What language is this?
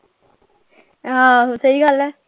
Punjabi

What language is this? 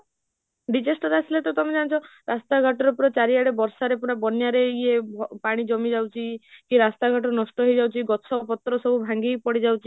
Odia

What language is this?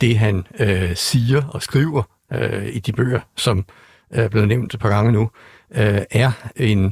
Danish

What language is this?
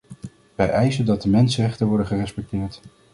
Dutch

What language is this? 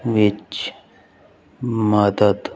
Punjabi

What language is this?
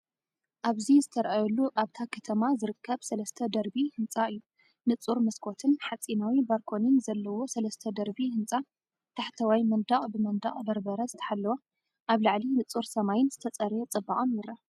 Tigrinya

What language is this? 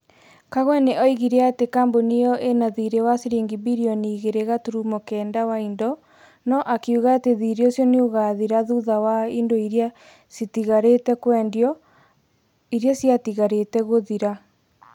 Kikuyu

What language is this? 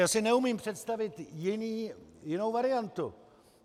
Czech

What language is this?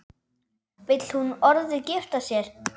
Icelandic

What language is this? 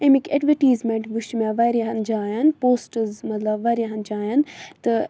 Kashmiri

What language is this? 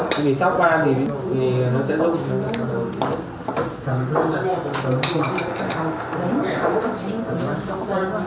Vietnamese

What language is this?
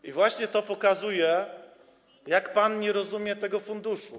Polish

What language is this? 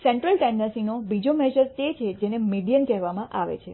Gujarati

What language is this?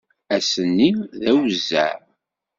Kabyle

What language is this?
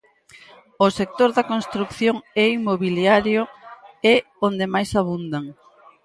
Galician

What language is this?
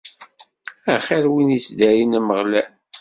Kabyle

